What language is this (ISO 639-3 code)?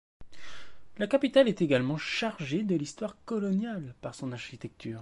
fra